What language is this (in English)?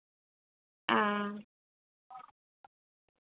Dogri